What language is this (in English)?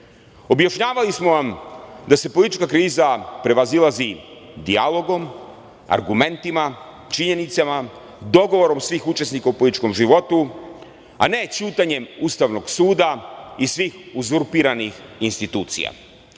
Serbian